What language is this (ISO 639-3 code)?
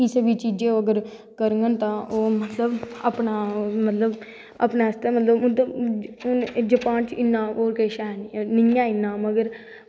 doi